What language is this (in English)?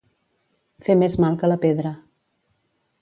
Catalan